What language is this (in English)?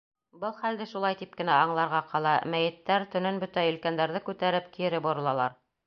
Bashkir